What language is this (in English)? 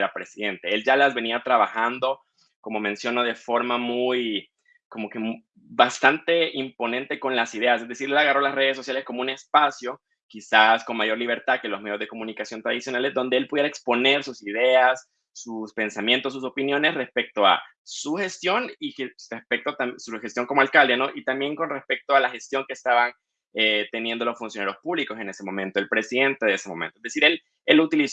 Spanish